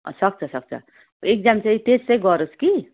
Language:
Nepali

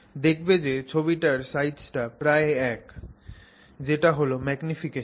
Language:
Bangla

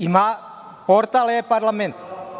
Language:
Serbian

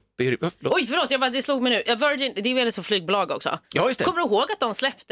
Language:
Swedish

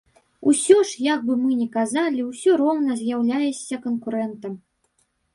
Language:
Belarusian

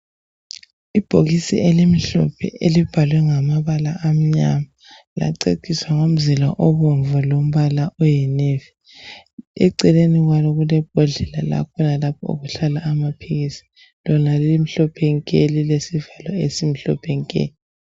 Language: North Ndebele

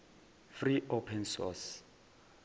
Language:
Zulu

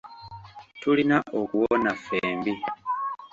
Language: Ganda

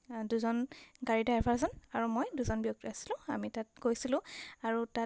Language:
Assamese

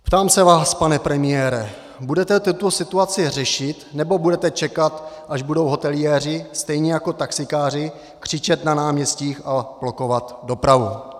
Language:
Czech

